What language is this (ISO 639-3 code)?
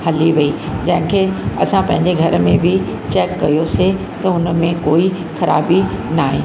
snd